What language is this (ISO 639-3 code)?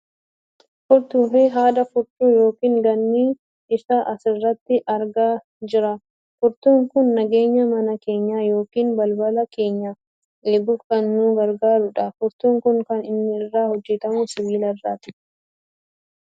orm